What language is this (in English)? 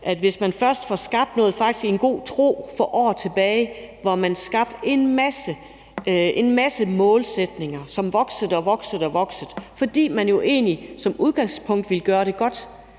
Danish